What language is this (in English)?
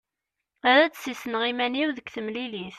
Kabyle